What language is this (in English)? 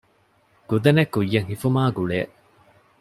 Divehi